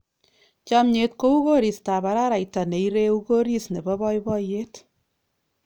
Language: Kalenjin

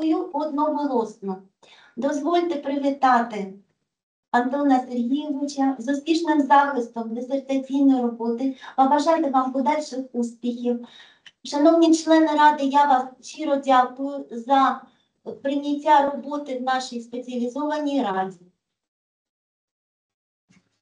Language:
Ukrainian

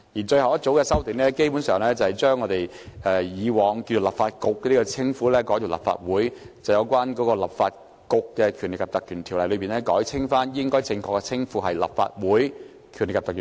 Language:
Cantonese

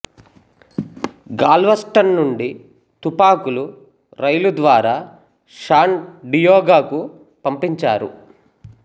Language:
Telugu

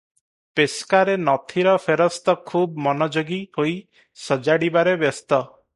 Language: Odia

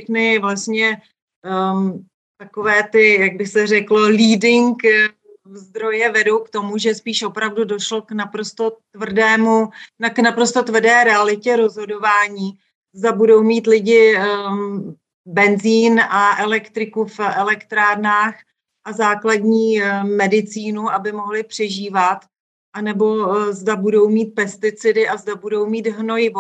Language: Czech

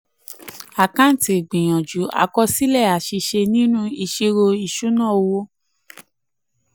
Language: Yoruba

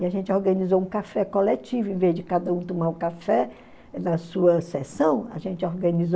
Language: Portuguese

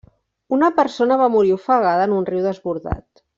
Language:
Catalan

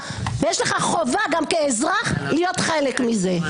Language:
Hebrew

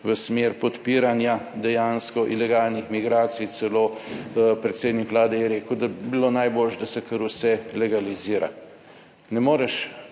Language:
Slovenian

